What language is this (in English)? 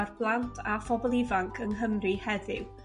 Welsh